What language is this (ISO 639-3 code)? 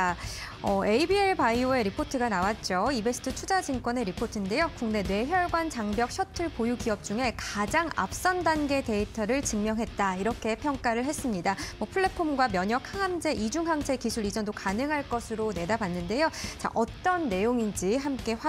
kor